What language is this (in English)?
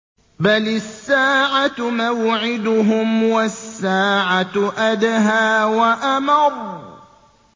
Arabic